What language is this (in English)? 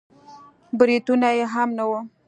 Pashto